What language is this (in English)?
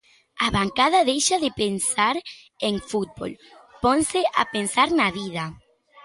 Galician